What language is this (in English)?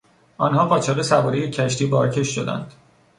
Persian